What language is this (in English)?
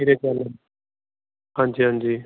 Punjabi